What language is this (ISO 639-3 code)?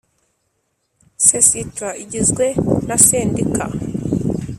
kin